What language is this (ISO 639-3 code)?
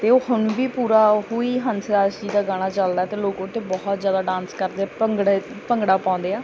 pan